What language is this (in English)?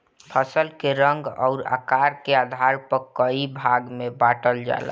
Bhojpuri